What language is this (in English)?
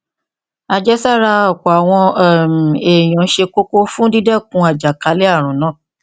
Yoruba